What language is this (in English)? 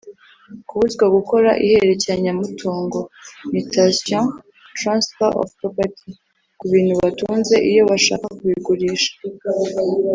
Kinyarwanda